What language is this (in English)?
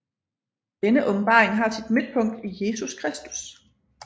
Danish